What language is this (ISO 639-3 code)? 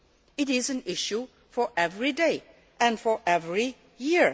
eng